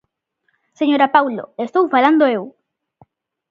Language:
Galician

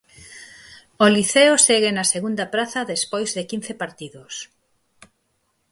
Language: Galician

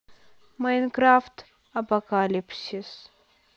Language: Russian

